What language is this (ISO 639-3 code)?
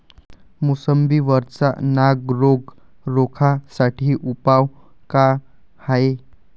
mar